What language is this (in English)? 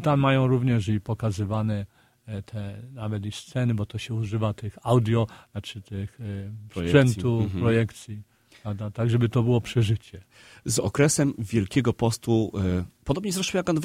Polish